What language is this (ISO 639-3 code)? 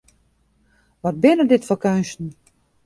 fry